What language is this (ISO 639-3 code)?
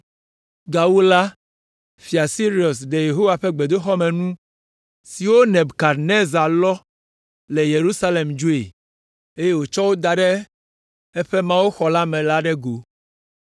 ewe